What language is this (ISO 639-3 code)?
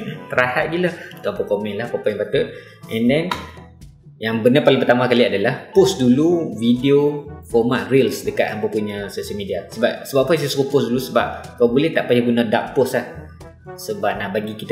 msa